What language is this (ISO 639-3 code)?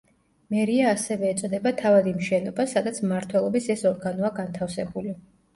kat